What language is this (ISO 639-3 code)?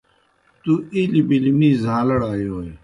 plk